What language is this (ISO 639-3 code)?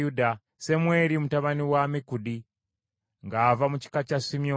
lug